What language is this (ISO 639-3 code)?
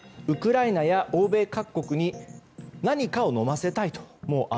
jpn